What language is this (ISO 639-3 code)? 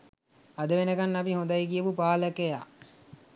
sin